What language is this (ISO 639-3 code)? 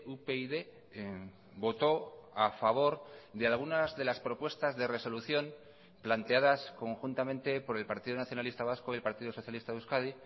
spa